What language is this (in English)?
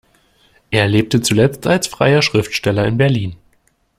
German